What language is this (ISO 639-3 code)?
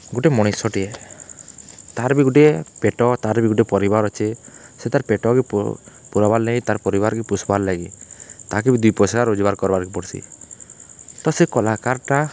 ori